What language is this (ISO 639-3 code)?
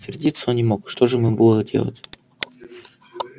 rus